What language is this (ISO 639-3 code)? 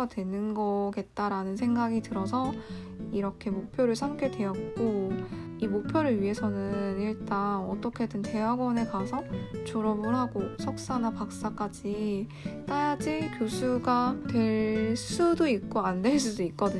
kor